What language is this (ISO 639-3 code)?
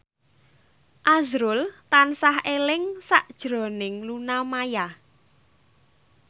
jav